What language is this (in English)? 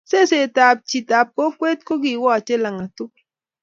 Kalenjin